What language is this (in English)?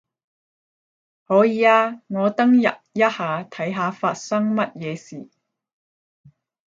Cantonese